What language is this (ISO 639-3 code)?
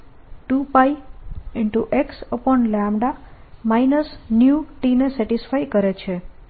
guj